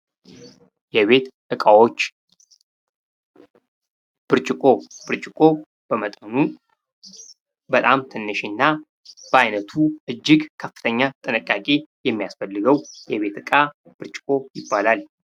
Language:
Amharic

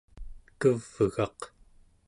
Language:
Central Yupik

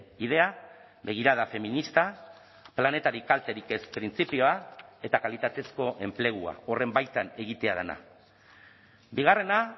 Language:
Basque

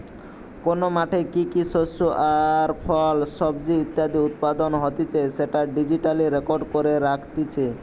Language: Bangla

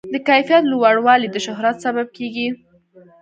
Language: Pashto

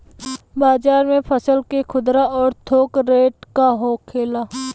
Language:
Bhojpuri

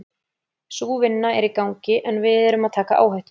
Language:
Icelandic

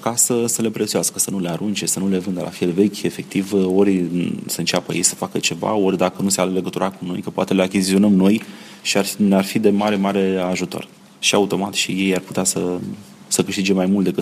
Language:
Romanian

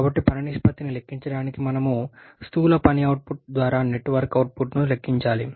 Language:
Telugu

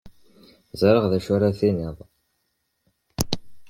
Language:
Kabyle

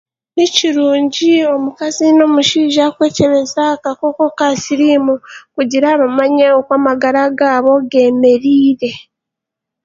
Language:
Chiga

